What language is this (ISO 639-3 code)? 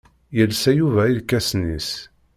kab